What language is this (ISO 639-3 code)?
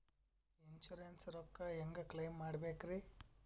kan